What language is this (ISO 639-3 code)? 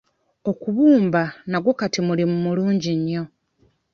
lug